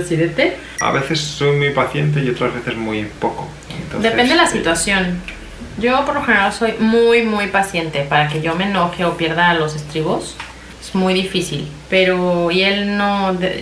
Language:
Spanish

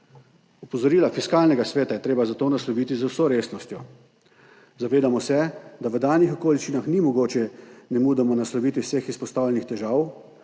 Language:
Slovenian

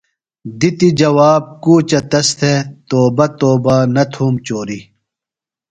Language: Phalura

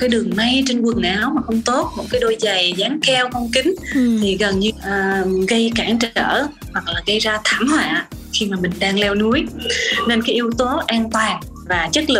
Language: Vietnamese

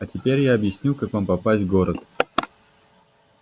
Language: Russian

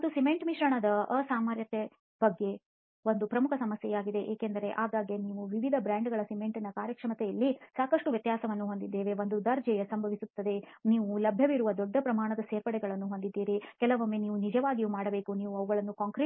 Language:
Kannada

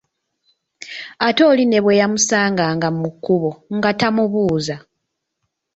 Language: Ganda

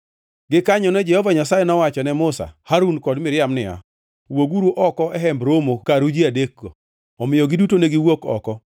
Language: Luo (Kenya and Tanzania)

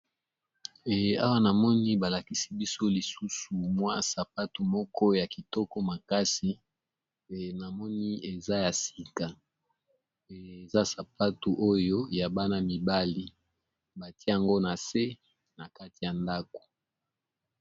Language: Lingala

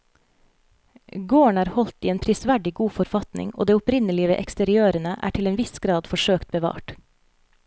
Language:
Norwegian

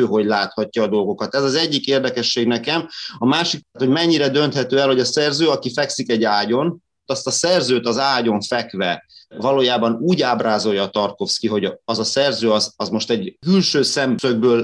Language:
Hungarian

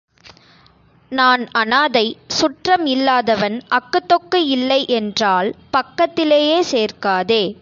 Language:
Tamil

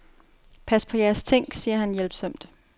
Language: Danish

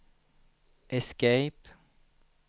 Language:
Swedish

